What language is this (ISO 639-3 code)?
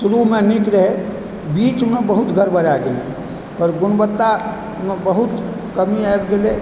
mai